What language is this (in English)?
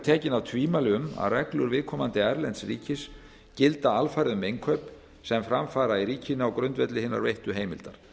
Icelandic